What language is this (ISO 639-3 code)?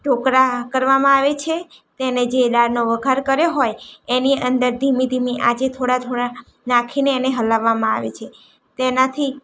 guj